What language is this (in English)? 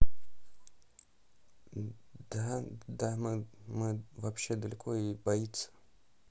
Russian